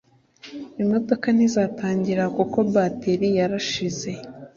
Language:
Kinyarwanda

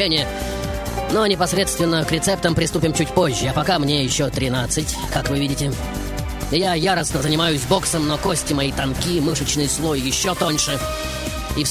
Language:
Russian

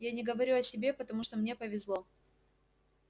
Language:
Russian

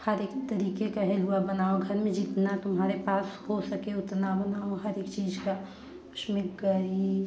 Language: Hindi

